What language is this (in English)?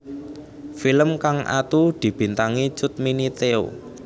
Javanese